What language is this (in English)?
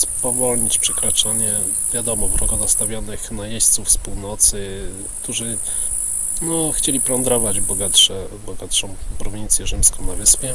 Polish